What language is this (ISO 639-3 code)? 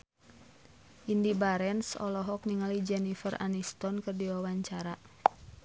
sun